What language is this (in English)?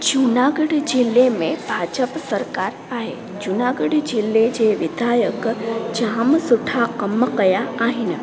Sindhi